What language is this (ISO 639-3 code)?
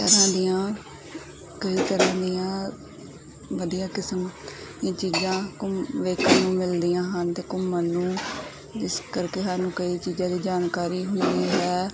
pan